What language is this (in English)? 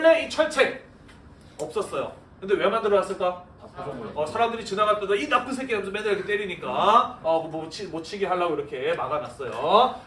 Korean